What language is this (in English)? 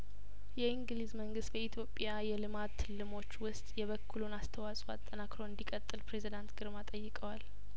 Amharic